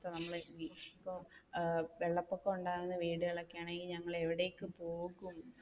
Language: Malayalam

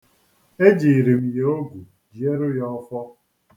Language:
Igbo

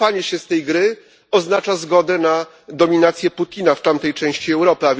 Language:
Polish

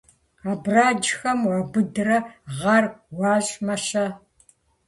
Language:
Kabardian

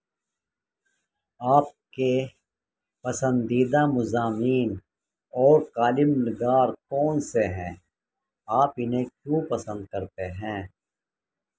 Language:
Urdu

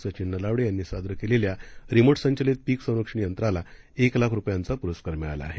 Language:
Marathi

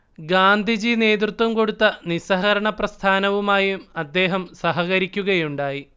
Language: Malayalam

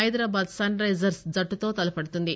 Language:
Telugu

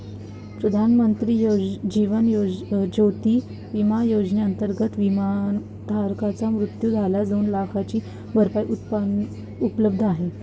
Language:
Marathi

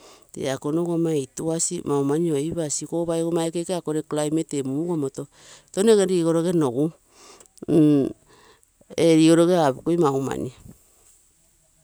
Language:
Terei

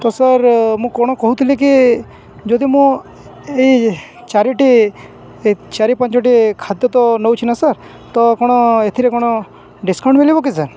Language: Odia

